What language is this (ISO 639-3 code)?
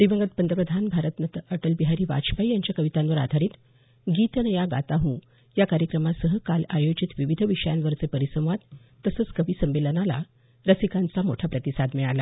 mar